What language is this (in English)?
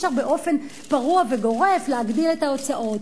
Hebrew